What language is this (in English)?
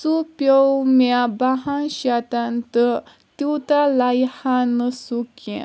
Kashmiri